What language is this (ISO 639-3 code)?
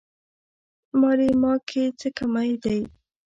pus